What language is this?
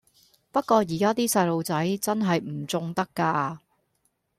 Cantonese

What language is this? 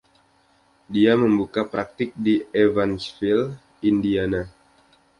Indonesian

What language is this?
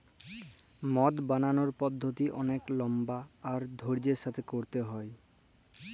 Bangla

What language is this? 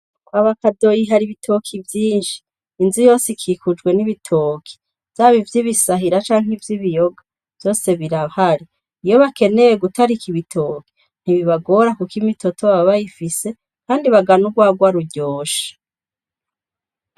Rundi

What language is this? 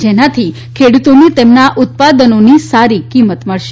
Gujarati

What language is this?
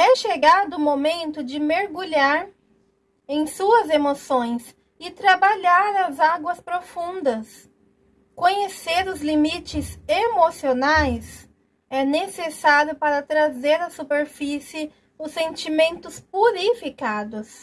Portuguese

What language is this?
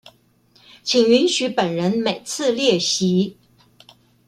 Chinese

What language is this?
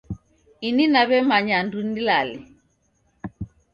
Taita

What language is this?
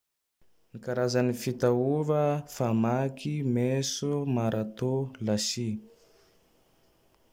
Tandroy-Mahafaly Malagasy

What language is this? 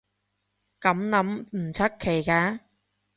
Cantonese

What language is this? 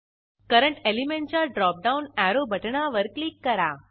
Marathi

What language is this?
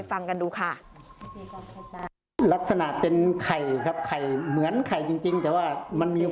Thai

